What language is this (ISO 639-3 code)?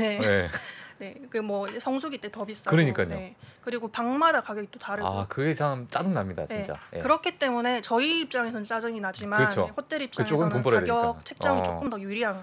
kor